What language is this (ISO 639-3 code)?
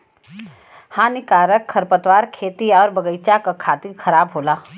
bho